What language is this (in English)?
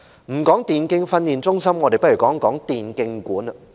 Cantonese